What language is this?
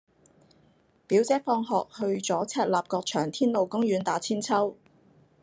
Cantonese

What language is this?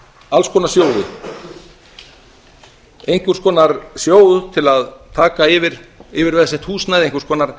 Icelandic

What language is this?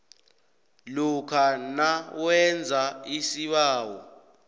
South Ndebele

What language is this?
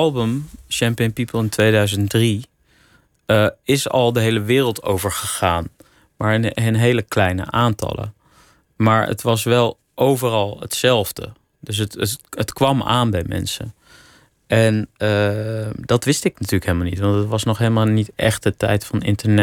Dutch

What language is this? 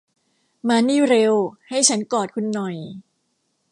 Thai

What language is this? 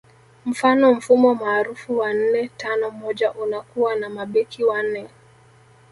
Swahili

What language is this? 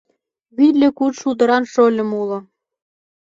Mari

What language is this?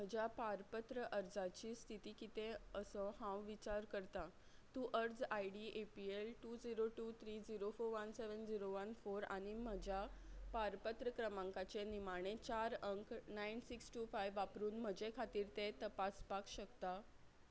Konkani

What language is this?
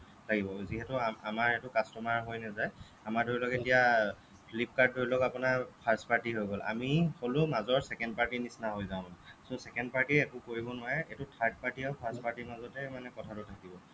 Assamese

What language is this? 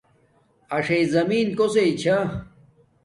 Domaaki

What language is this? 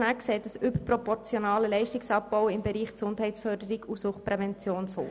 Swiss German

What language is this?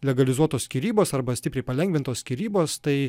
Lithuanian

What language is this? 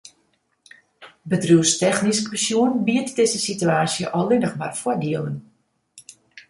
Western Frisian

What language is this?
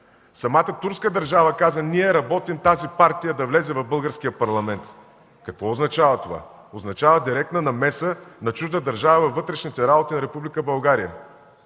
Bulgarian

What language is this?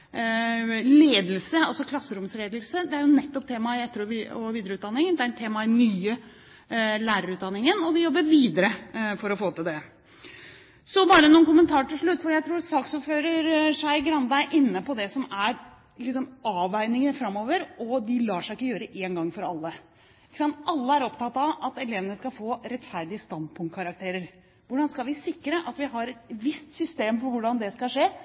Norwegian Bokmål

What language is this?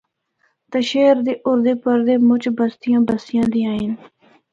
Northern Hindko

